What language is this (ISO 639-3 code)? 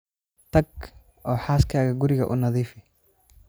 som